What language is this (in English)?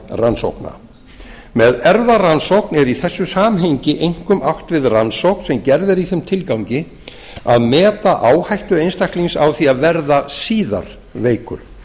Icelandic